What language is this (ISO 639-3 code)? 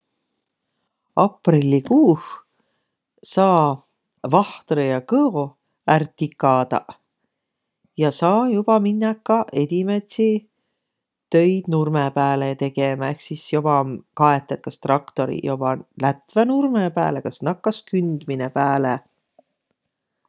vro